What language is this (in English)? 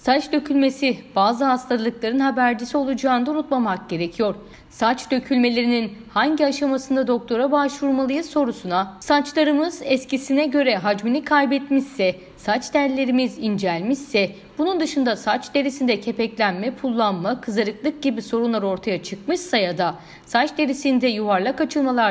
Turkish